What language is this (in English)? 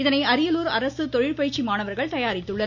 Tamil